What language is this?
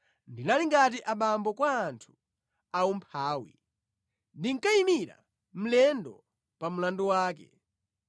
Nyanja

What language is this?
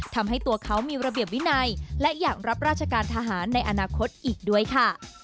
Thai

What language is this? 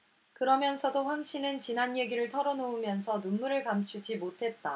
Korean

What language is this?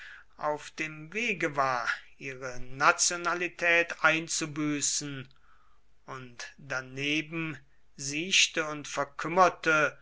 German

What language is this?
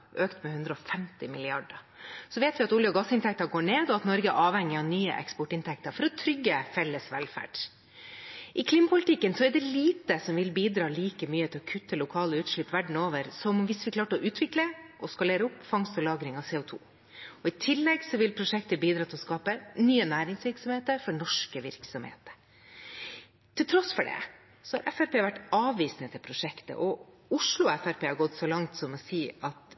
Norwegian Bokmål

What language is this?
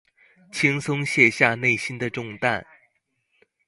Chinese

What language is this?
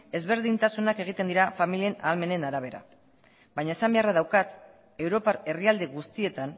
Basque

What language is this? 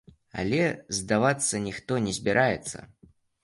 Belarusian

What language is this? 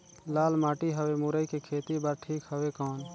Chhattisgarhi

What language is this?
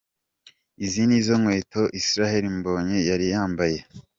Kinyarwanda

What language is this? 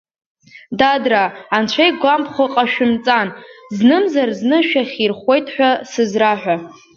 Abkhazian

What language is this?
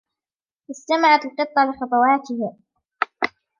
Arabic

